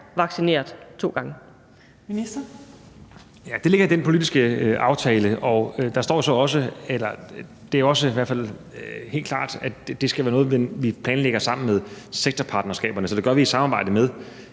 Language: Danish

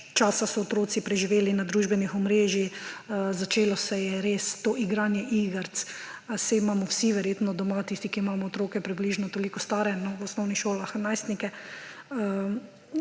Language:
Slovenian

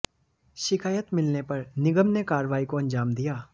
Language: Hindi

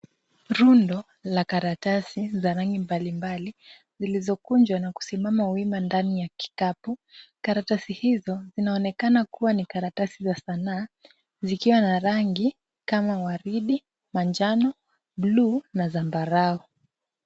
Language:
Swahili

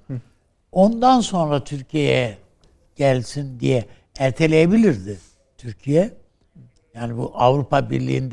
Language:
Turkish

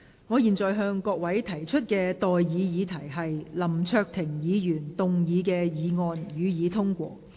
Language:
Cantonese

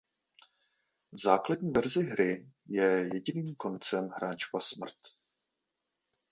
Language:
Czech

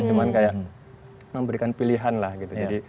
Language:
Indonesian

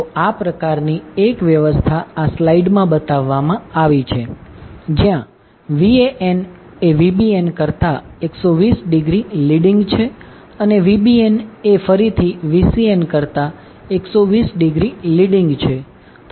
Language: Gujarati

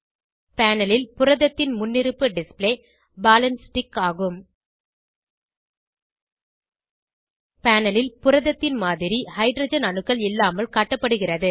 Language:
Tamil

